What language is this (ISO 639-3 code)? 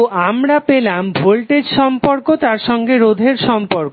ben